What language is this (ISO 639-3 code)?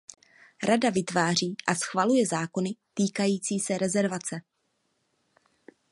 ces